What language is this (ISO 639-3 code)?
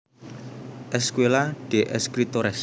jav